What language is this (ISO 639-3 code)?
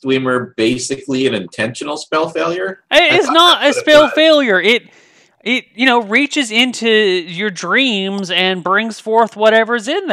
eng